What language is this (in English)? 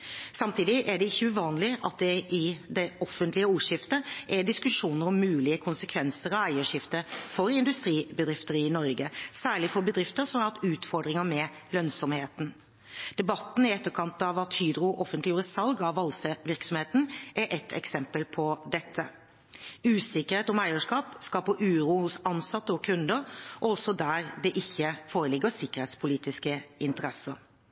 Norwegian Bokmål